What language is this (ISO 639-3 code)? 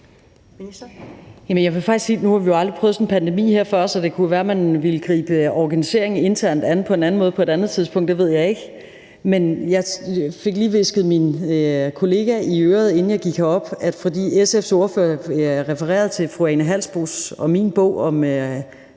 dan